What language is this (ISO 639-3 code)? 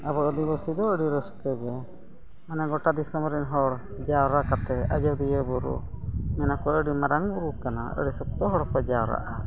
sat